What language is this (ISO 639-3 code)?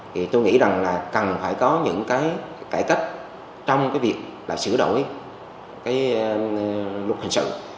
vie